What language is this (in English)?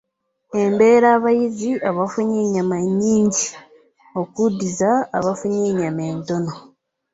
Ganda